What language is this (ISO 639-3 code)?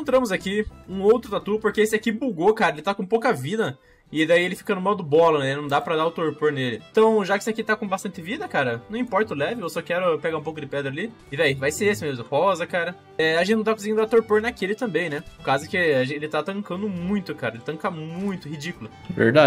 por